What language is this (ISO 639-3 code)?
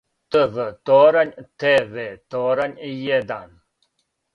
srp